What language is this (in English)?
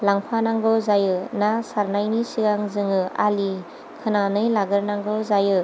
Bodo